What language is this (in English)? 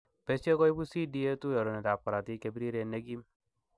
Kalenjin